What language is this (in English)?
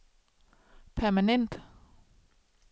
Danish